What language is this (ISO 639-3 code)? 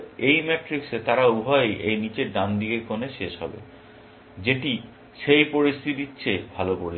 ben